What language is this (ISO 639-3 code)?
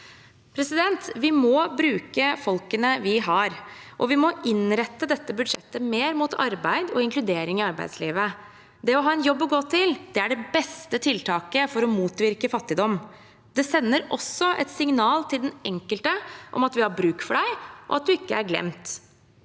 nor